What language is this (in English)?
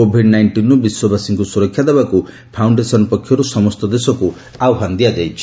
Odia